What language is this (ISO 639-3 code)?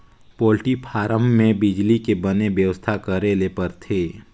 hne